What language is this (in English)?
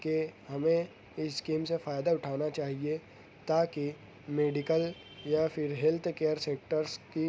Urdu